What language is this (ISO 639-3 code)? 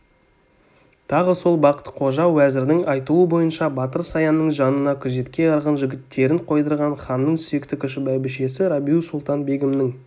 kaz